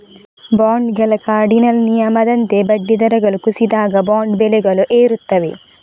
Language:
Kannada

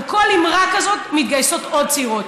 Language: Hebrew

